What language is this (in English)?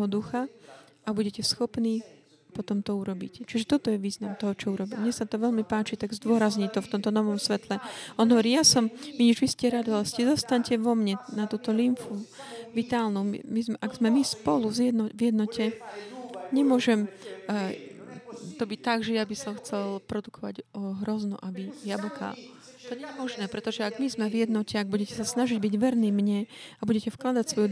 Slovak